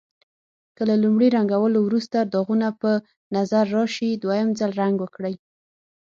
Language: Pashto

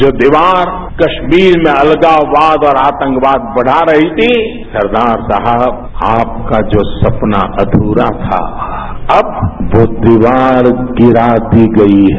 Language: Hindi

